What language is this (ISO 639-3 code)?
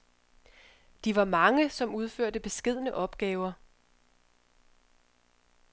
dan